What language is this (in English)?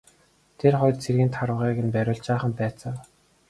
Mongolian